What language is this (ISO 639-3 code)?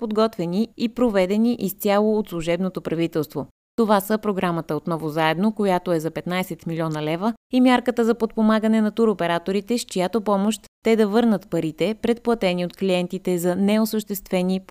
bul